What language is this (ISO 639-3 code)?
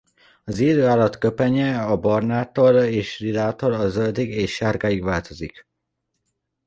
hun